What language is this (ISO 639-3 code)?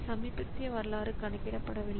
tam